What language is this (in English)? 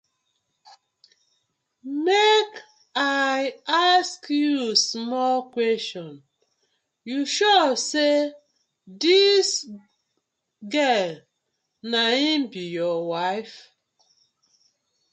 Nigerian Pidgin